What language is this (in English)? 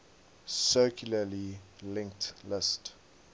English